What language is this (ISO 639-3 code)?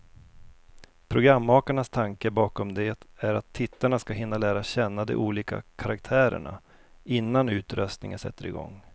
swe